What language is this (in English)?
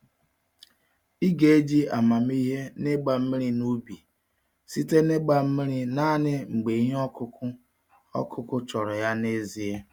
Igbo